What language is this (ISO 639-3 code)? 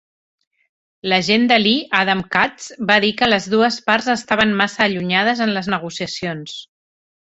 cat